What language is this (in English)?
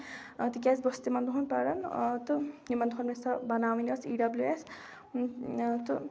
Kashmiri